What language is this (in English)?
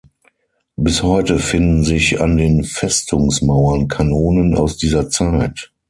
German